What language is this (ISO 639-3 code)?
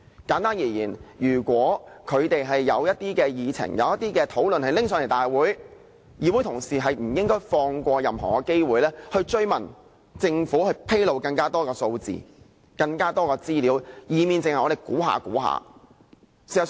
yue